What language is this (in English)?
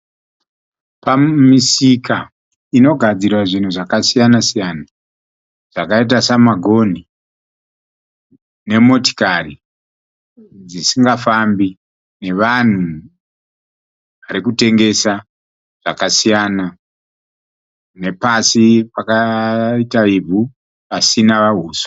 Shona